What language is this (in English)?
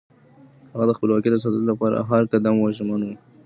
Pashto